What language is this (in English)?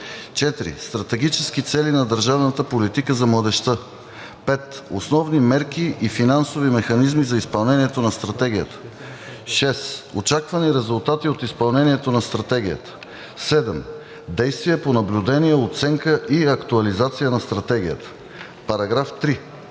Bulgarian